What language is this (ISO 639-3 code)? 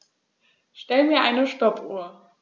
deu